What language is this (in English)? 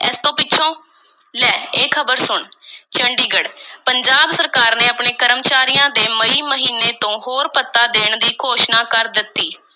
Punjabi